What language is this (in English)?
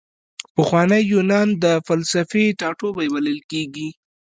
Pashto